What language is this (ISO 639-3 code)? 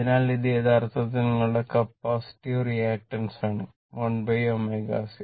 mal